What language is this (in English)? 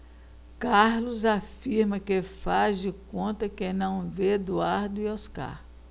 Portuguese